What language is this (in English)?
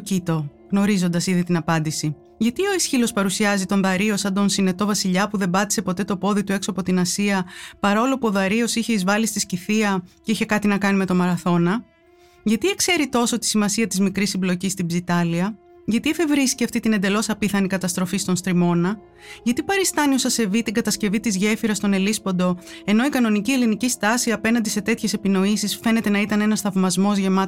Greek